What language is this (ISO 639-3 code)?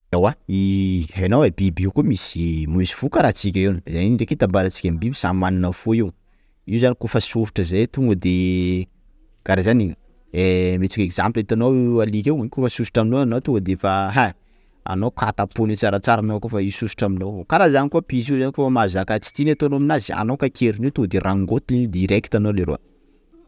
skg